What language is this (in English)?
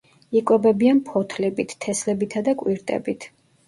Georgian